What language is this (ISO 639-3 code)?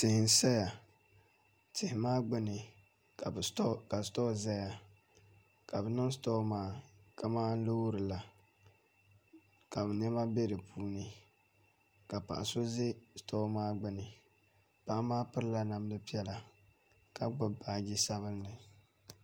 dag